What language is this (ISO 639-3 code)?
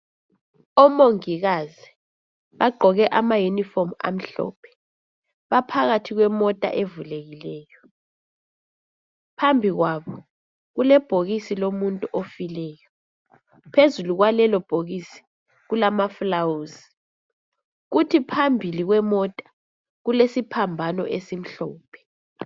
nde